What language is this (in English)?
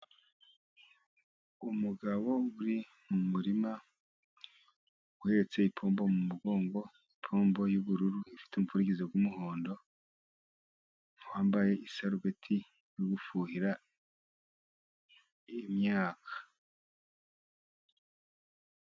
Kinyarwanda